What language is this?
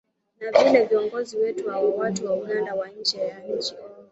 Swahili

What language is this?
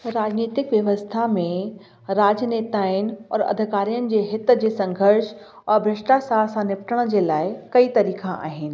Sindhi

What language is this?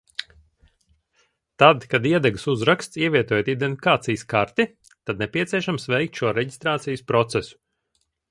Latvian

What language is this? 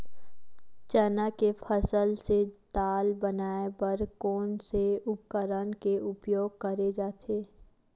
Chhattisgarhi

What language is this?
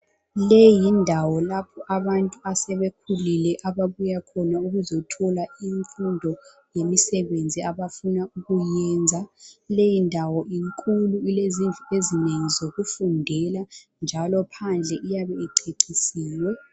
North Ndebele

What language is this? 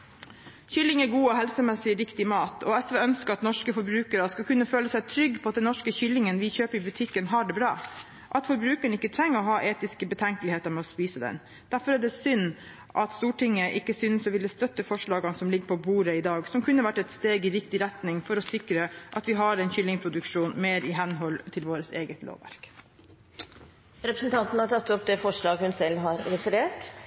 Norwegian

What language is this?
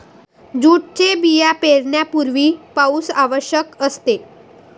Marathi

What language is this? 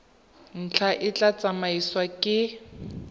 Tswana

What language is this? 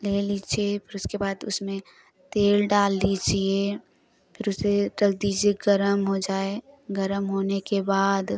Hindi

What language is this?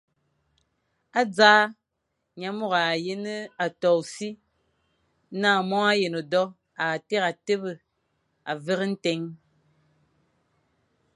Fang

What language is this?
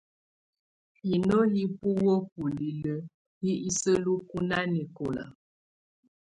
Tunen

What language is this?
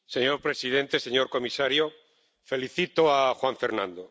Spanish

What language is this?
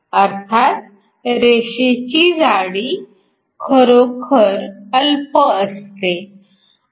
Marathi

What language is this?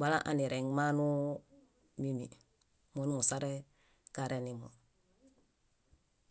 Bayot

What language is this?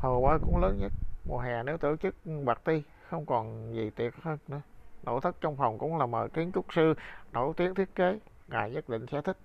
Vietnamese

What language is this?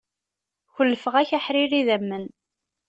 Kabyle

